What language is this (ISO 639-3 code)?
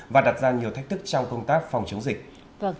vie